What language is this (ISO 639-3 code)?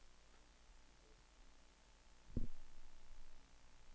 dan